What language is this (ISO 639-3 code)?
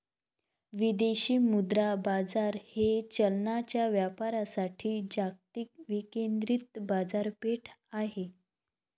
mar